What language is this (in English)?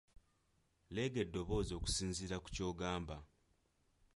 Ganda